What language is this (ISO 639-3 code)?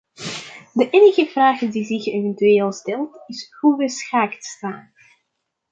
nld